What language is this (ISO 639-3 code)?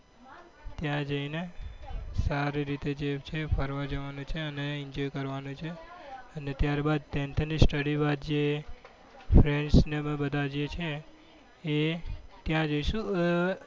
guj